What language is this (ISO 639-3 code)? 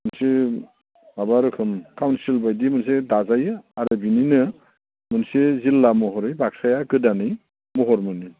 brx